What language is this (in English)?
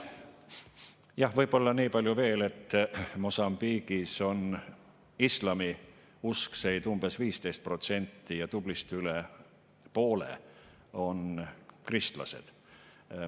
Estonian